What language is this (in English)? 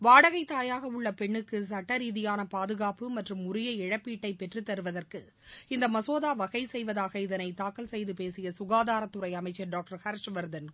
Tamil